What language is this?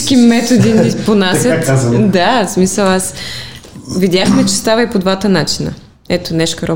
Bulgarian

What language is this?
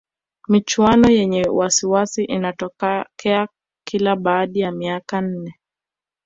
Swahili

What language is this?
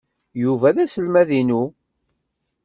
Kabyle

